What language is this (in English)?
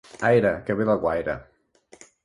Catalan